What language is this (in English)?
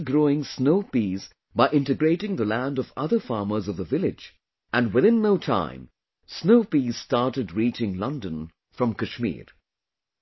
English